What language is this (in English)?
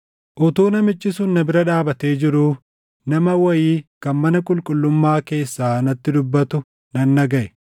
Oromo